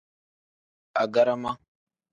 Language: Tem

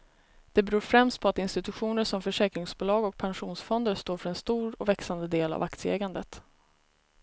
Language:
Swedish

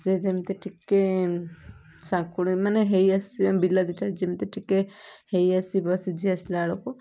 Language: Odia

